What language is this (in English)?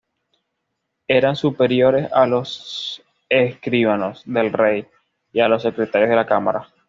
Spanish